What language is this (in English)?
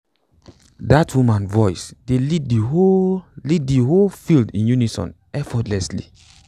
Nigerian Pidgin